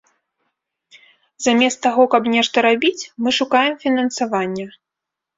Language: Belarusian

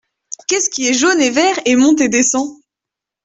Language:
French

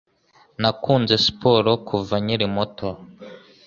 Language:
Kinyarwanda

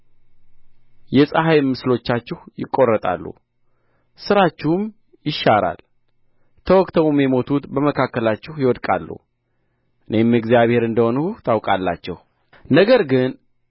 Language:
Amharic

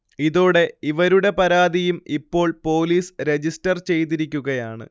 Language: Malayalam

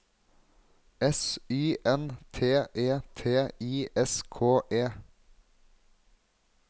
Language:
Norwegian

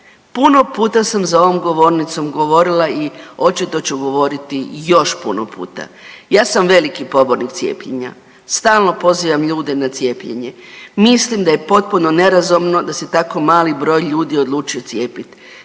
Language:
Croatian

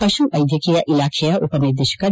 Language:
Kannada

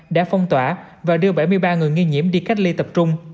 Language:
Vietnamese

